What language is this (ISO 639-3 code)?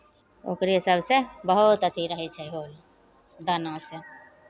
mai